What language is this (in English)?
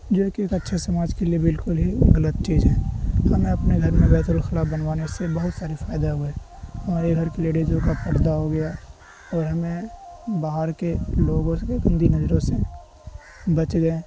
Urdu